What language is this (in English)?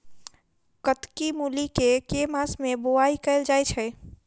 Maithili